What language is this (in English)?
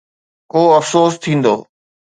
Sindhi